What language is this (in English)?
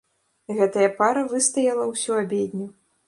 Belarusian